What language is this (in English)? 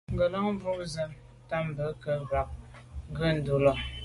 Medumba